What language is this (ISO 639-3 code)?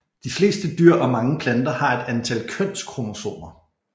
dan